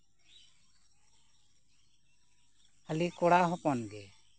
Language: Santali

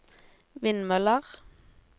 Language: Norwegian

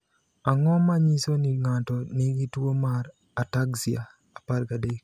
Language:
Luo (Kenya and Tanzania)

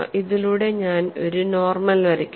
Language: Malayalam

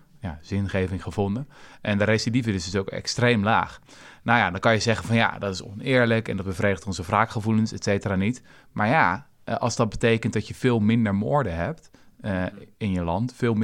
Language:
Dutch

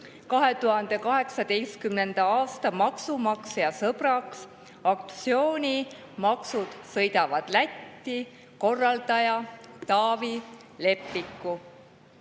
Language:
Estonian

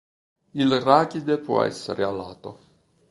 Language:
Italian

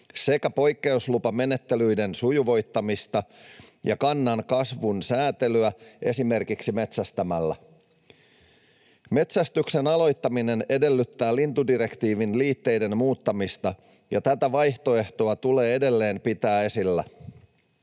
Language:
Finnish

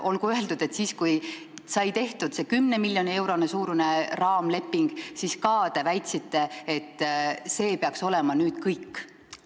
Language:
Estonian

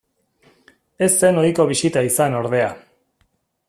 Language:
Basque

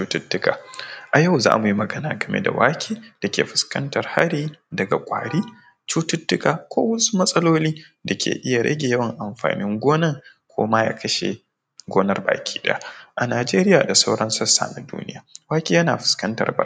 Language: Hausa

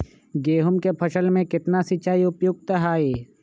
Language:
Magahi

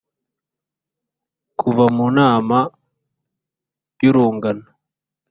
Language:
Kinyarwanda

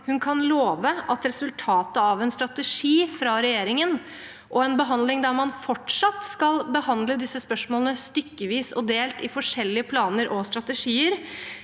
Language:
Norwegian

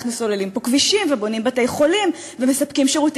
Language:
Hebrew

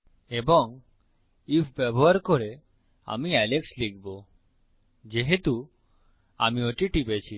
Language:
Bangla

